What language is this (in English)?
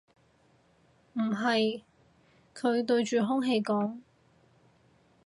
Cantonese